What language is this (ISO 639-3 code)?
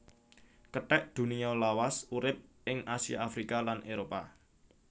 jav